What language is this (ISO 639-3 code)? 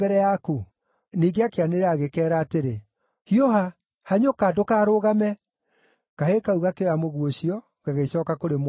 kik